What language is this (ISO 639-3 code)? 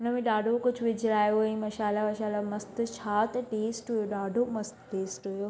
snd